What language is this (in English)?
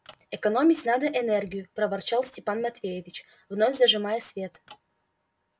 Russian